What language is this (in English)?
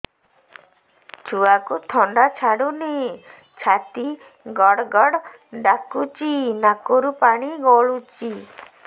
Odia